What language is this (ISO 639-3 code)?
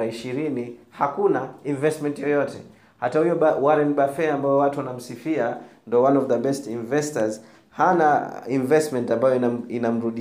swa